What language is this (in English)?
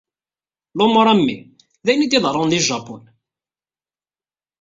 Kabyle